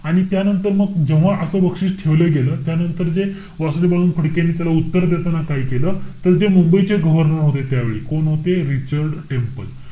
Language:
Marathi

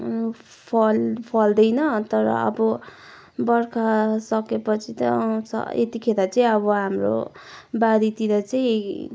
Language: Nepali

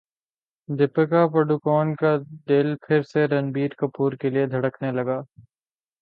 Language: Urdu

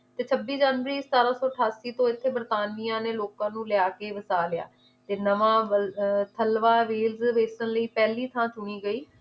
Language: Punjabi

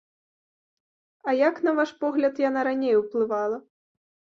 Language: Belarusian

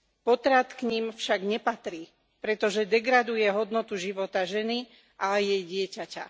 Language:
Slovak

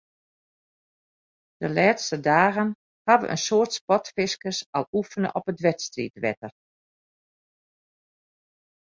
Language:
Western Frisian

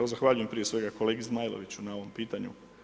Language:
Croatian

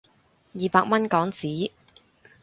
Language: Cantonese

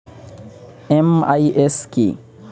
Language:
Bangla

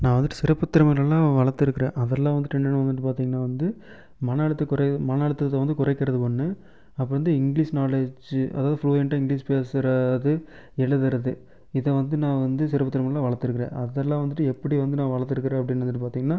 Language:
Tamil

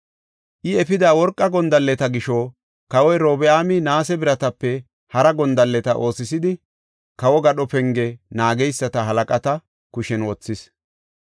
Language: Gofa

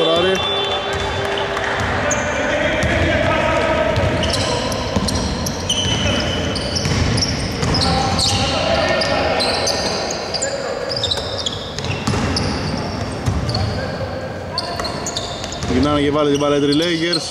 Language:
Greek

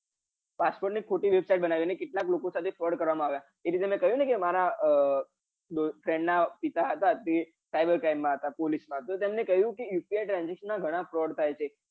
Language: Gujarati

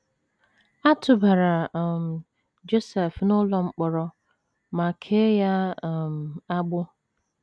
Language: Igbo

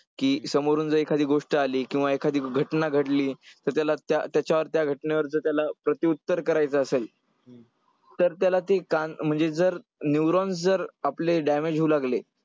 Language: Marathi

